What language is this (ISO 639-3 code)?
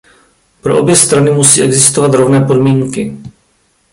ces